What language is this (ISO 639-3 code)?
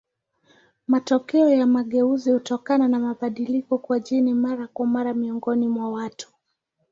swa